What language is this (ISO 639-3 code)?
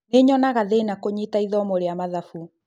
kik